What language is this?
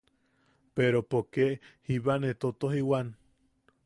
Yaqui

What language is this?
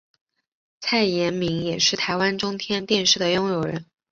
Chinese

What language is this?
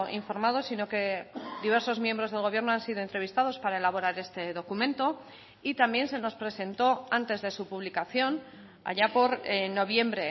Spanish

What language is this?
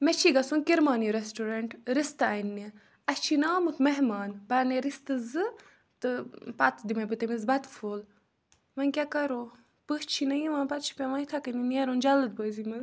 Kashmiri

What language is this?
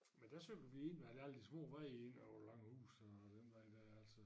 Danish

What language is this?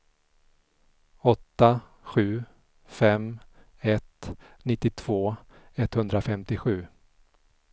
Swedish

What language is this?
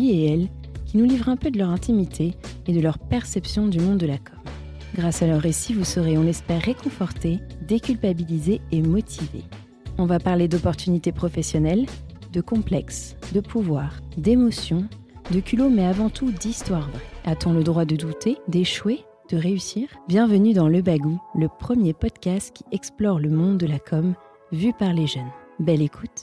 French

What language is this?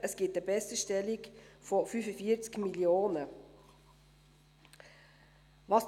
Swiss German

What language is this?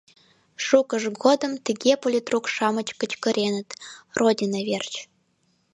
Mari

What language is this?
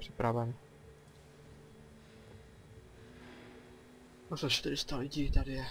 Czech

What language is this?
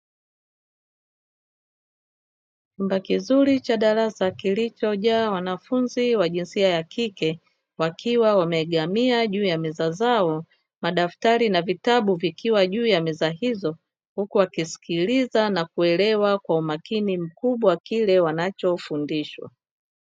Swahili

